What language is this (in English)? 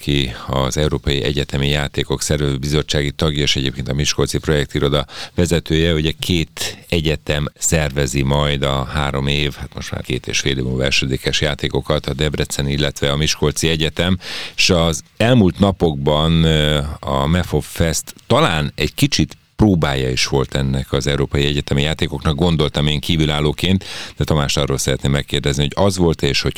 Hungarian